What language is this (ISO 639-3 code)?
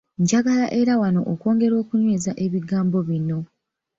lug